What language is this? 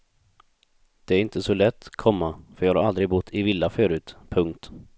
Swedish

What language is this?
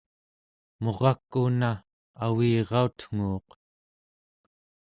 Central Yupik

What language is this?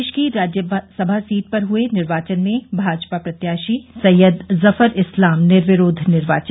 Hindi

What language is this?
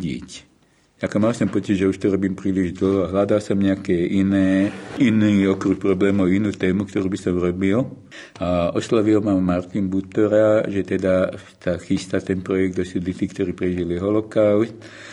Slovak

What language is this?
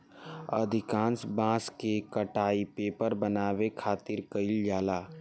Bhojpuri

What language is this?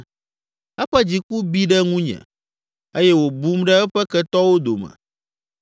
Ewe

